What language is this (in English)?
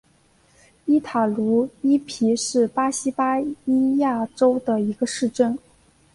Chinese